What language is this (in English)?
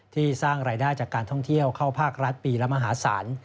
Thai